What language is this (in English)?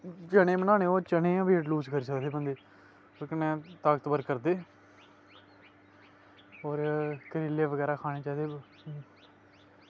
Dogri